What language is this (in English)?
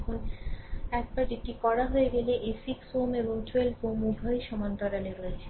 Bangla